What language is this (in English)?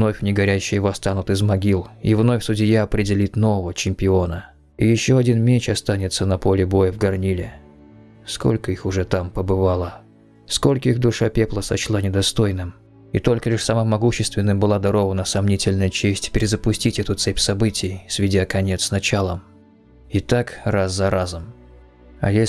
Russian